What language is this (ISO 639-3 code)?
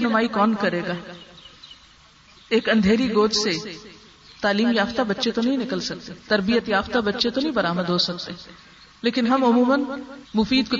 urd